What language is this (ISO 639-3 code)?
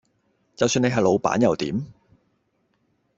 yue